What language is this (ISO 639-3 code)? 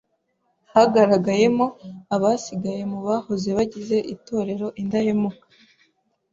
kin